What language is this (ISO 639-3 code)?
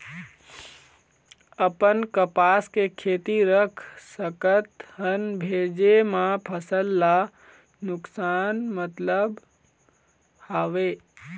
hne